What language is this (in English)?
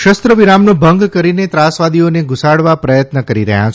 Gujarati